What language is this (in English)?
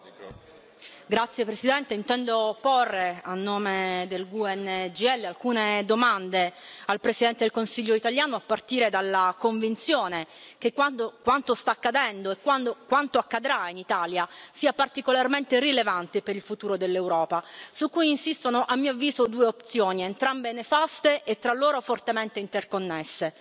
Italian